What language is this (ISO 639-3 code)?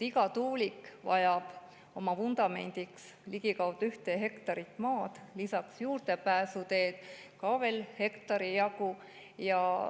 est